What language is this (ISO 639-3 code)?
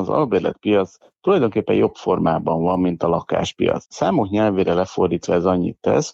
hun